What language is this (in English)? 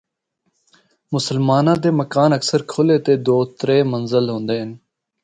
Northern Hindko